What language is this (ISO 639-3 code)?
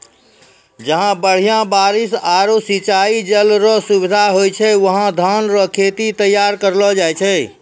mai